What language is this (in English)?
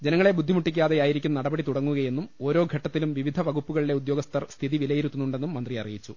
Malayalam